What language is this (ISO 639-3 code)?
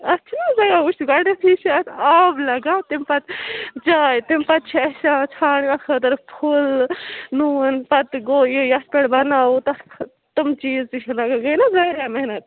kas